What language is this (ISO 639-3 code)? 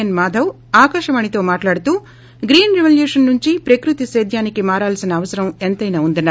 tel